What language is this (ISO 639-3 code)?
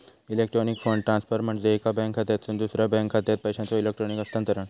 mar